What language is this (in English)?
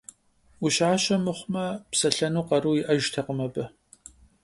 Kabardian